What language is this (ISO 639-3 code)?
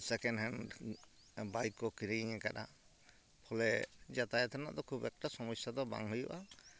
sat